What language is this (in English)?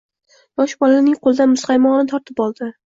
Uzbek